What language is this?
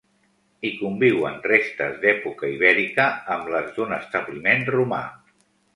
Catalan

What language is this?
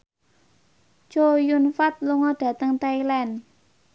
Javanese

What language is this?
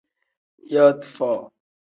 Tem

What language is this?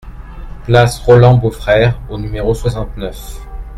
French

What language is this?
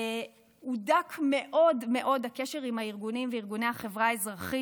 Hebrew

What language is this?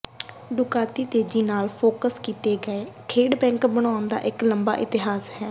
Punjabi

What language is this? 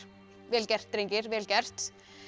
Icelandic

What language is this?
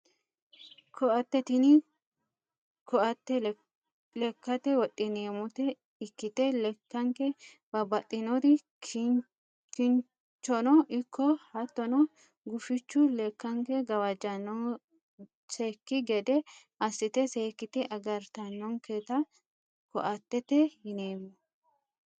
Sidamo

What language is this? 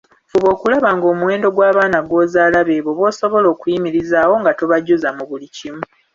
Ganda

